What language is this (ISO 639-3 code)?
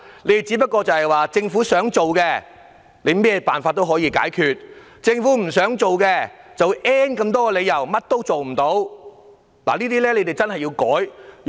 yue